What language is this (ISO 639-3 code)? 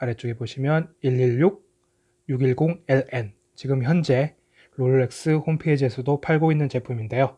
kor